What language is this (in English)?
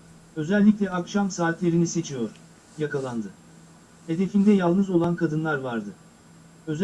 Turkish